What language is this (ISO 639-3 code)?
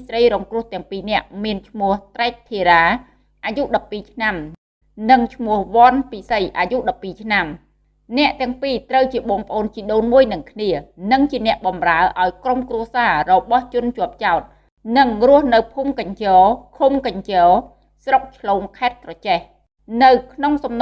vie